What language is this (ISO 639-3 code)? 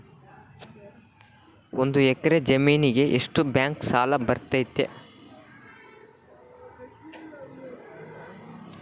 kan